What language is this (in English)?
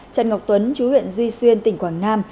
Vietnamese